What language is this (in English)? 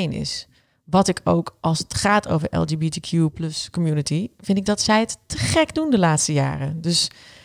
Dutch